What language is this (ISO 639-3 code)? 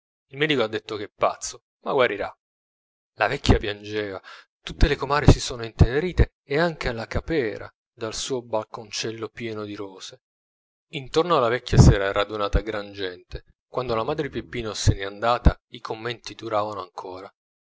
ita